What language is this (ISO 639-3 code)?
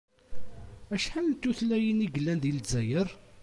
kab